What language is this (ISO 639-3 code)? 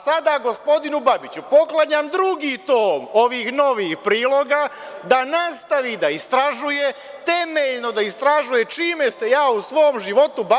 srp